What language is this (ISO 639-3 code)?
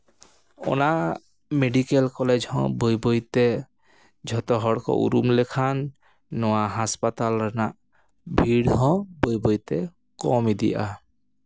sat